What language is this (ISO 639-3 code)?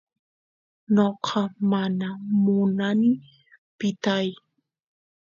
qus